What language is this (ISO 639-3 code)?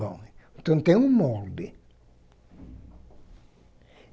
por